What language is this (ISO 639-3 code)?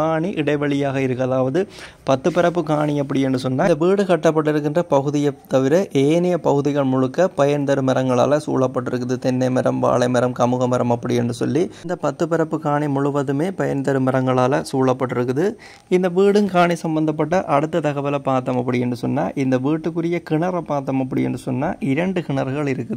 tam